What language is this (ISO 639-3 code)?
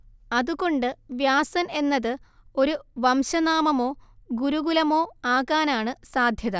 mal